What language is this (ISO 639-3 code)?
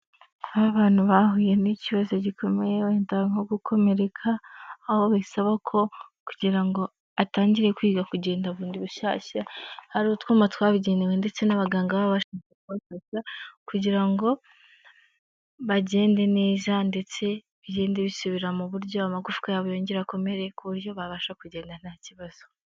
kin